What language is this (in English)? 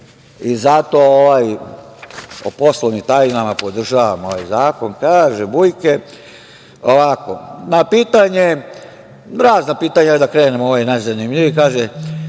Serbian